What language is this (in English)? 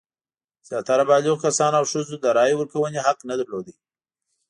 Pashto